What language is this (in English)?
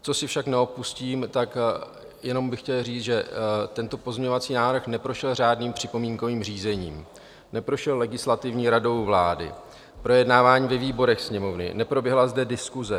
Czech